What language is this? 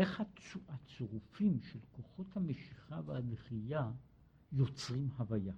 Hebrew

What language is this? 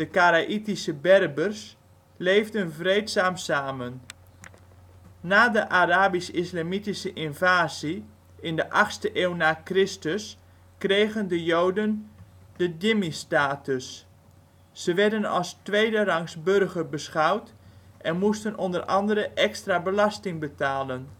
Dutch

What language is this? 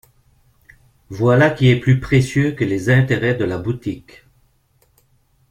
French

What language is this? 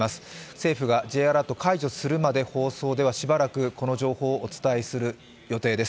Japanese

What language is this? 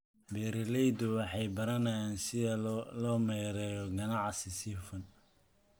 Somali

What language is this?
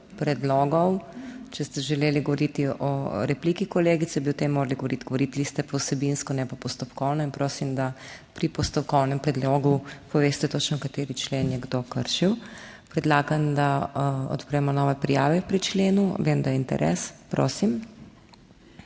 Slovenian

